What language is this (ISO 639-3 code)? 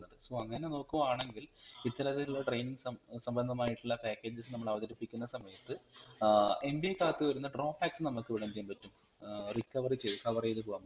mal